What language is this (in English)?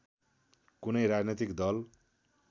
Nepali